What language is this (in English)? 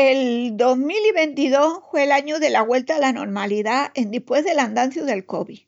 Extremaduran